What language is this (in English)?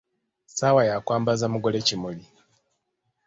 Ganda